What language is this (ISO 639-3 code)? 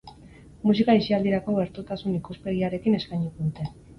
eus